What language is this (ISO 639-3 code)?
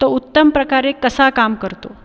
mar